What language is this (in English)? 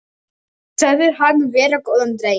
Icelandic